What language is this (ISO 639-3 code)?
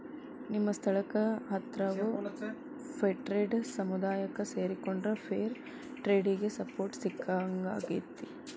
kan